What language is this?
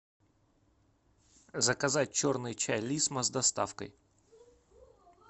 Russian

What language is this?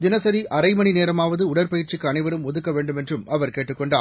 Tamil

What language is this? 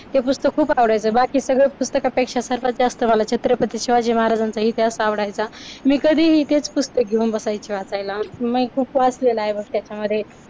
Marathi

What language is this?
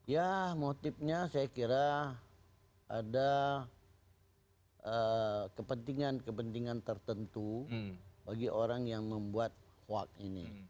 Indonesian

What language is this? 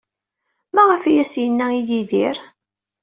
Kabyle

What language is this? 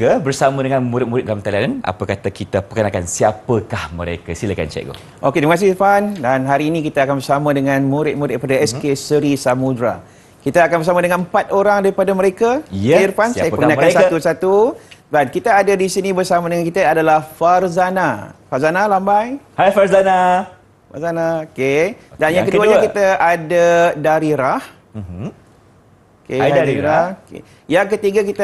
Malay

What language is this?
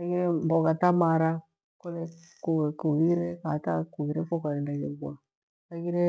Gweno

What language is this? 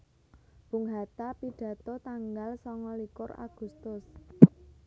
Javanese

